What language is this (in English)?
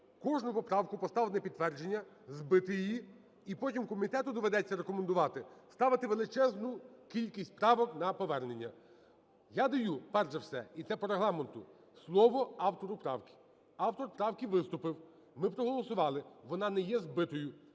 Ukrainian